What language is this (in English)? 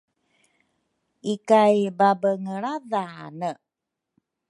Rukai